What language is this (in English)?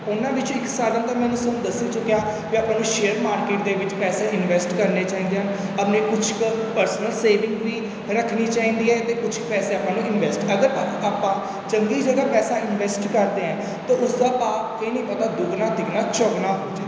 Punjabi